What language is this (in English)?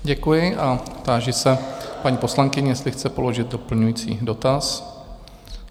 Czech